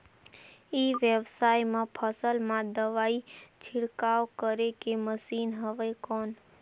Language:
Chhattisgarhi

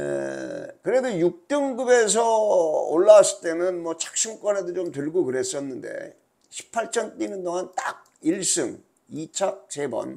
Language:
Korean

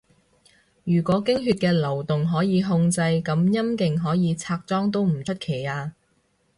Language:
Cantonese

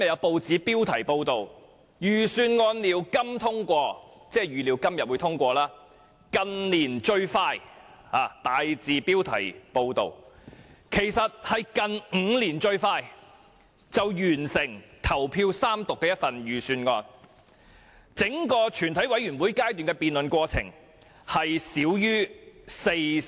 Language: Cantonese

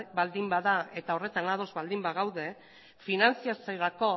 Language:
Basque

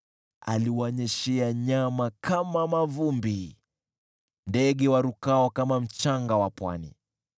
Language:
Swahili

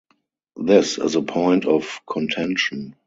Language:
English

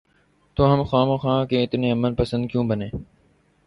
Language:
Urdu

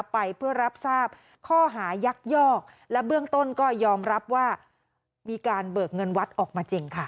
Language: Thai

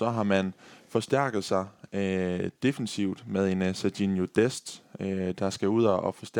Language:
Danish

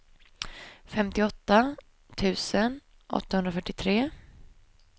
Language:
Swedish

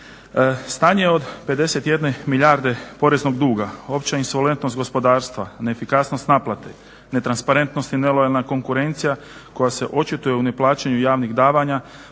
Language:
Croatian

